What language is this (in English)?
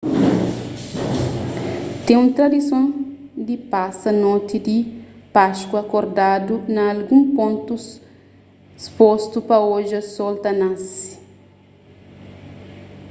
Kabuverdianu